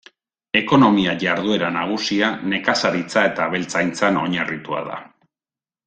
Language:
Basque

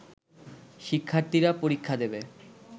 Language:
Bangla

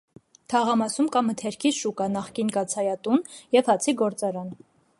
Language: Armenian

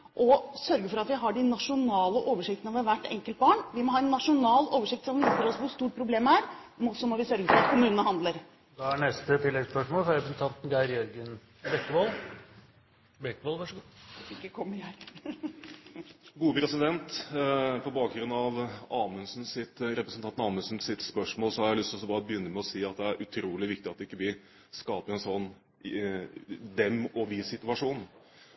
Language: Norwegian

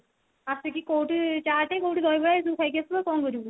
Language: Odia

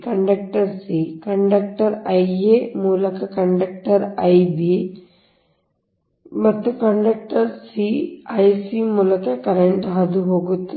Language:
Kannada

